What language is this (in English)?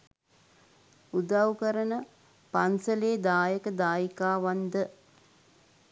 Sinhala